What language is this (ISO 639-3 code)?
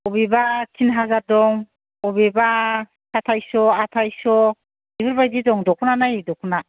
brx